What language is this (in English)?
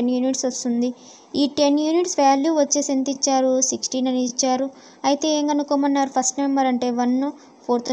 Romanian